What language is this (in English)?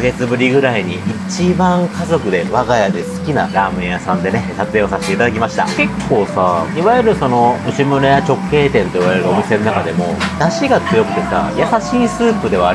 Japanese